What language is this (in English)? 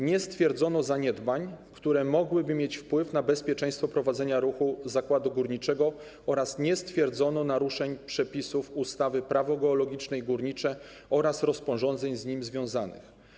Polish